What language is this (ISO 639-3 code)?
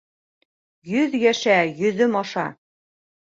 bak